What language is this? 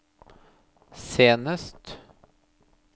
Norwegian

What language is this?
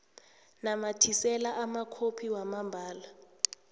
South Ndebele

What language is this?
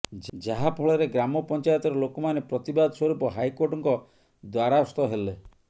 Odia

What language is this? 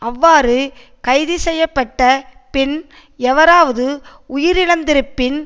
Tamil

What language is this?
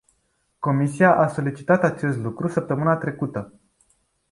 Romanian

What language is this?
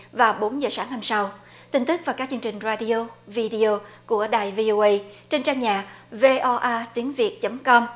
Vietnamese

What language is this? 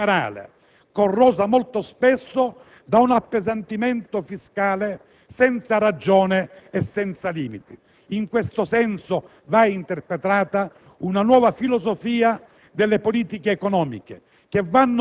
Italian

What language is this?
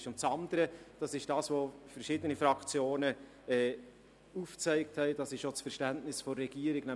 Swiss German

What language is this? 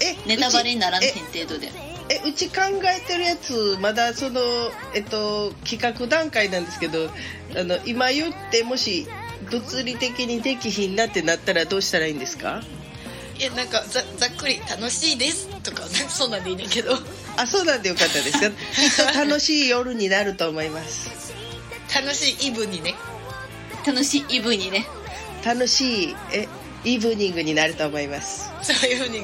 Japanese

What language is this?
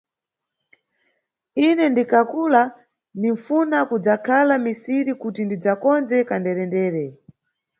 Nyungwe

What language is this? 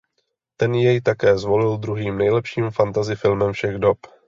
Czech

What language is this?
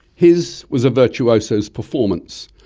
English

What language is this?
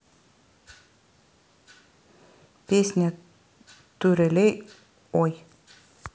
Russian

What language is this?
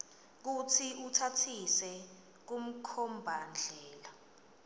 Swati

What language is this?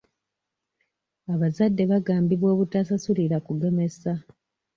Ganda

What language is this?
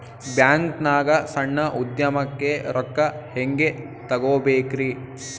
Kannada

